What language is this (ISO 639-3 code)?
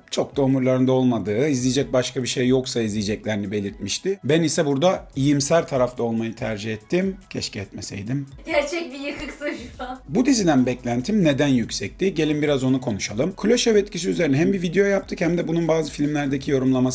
tur